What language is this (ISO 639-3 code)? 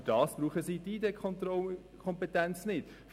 gsw